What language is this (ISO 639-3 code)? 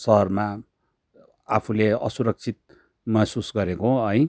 nep